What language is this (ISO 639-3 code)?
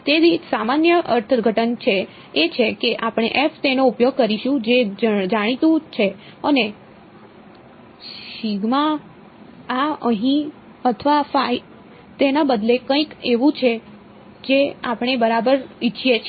guj